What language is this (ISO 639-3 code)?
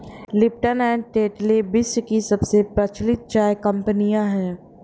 hin